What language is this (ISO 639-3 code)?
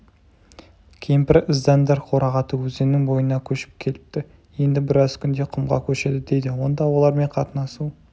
kaz